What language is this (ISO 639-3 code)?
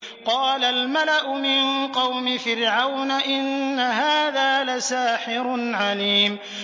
ara